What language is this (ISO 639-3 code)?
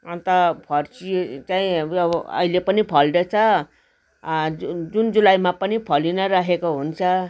nep